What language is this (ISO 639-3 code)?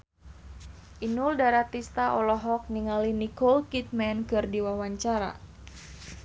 sun